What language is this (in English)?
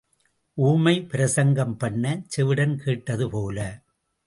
Tamil